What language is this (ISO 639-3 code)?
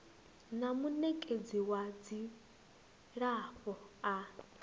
ven